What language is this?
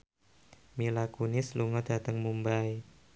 Javanese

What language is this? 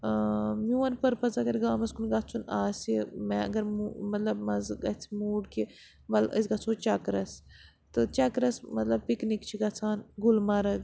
Kashmiri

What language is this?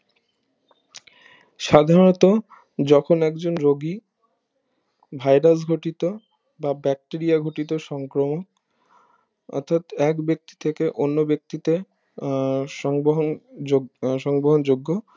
Bangla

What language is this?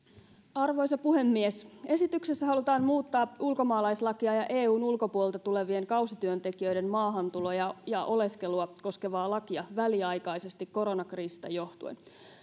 Finnish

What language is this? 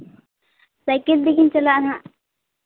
Santali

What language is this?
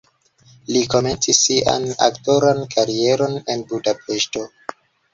Esperanto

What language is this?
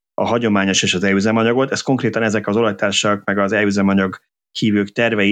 Hungarian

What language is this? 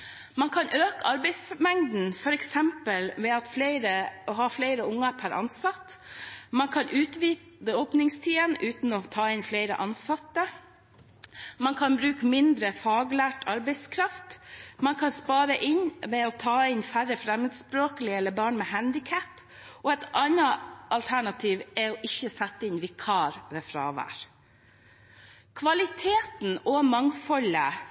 Norwegian Bokmål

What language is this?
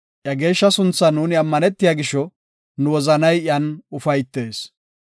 Gofa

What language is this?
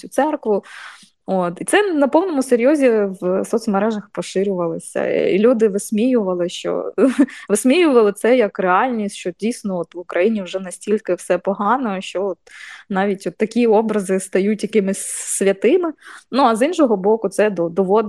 Ukrainian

